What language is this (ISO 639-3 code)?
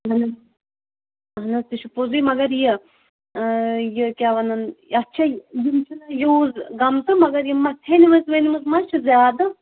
kas